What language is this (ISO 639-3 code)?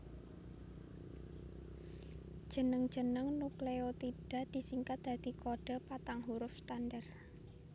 jav